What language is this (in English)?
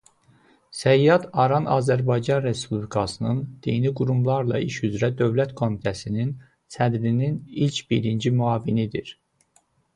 Azerbaijani